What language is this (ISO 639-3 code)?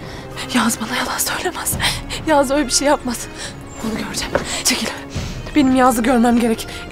tur